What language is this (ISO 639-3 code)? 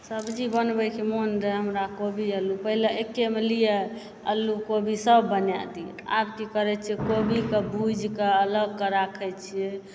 mai